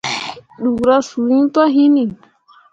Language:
Mundang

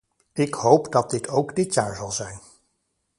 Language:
Dutch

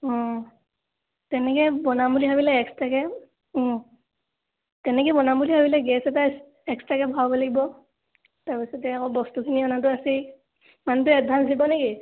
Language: Assamese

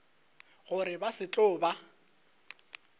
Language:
Northern Sotho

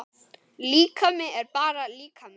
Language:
Icelandic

